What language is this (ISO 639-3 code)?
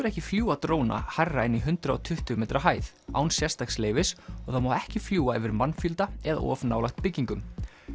isl